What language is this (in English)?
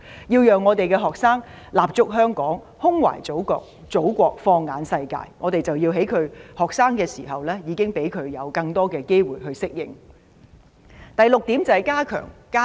Cantonese